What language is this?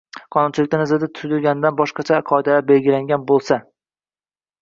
Uzbek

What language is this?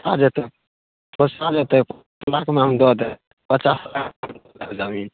Maithili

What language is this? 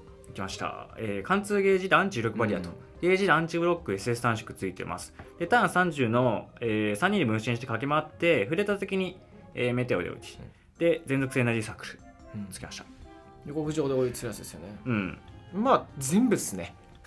Japanese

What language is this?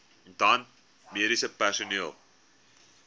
Afrikaans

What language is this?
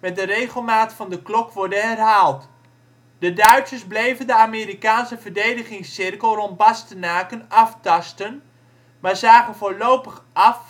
Dutch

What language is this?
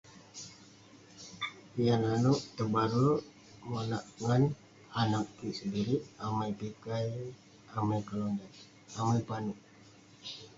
Western Penan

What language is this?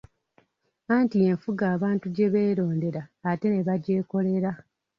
Ganda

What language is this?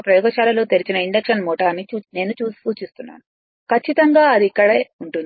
Telugu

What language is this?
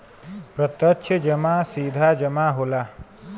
Bhojpuri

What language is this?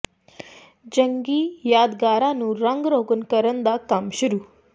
Punjabi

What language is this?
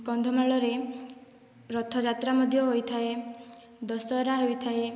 Odia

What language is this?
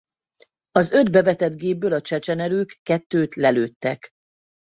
Hungarian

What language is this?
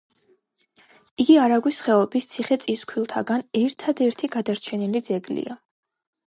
Georgian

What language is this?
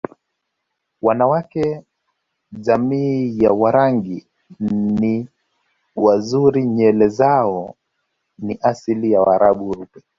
Swahili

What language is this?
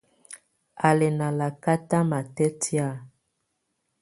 Tunen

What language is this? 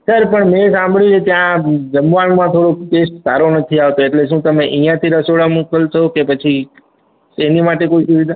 Gujarati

